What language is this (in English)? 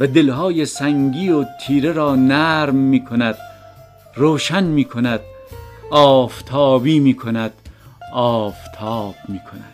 Persian